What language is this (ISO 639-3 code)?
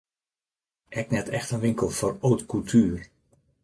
fry